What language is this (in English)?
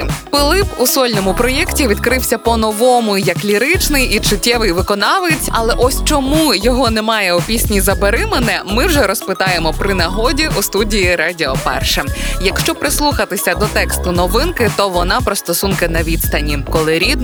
Ukrainian